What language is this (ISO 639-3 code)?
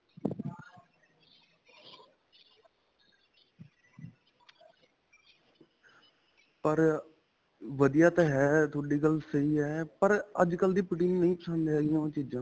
pan